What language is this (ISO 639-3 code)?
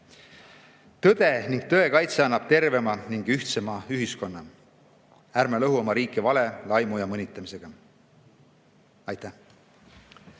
est